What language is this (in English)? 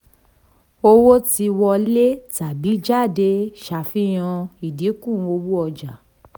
Yoruba